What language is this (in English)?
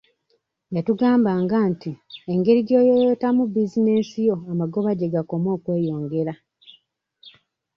Ganda